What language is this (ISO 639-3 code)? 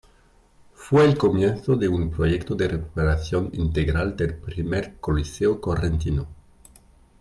spa